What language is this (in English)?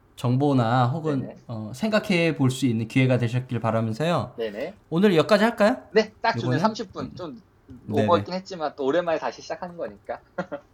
Korean